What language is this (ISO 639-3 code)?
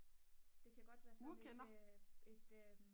dan